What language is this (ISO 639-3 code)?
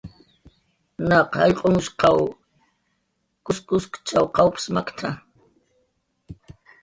jqr